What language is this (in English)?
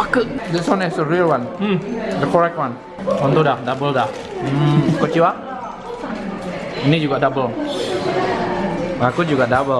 Indonesian